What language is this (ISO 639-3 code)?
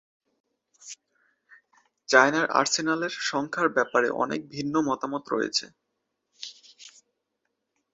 ben